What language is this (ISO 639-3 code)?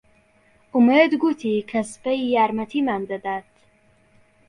ckb